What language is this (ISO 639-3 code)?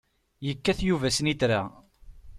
kab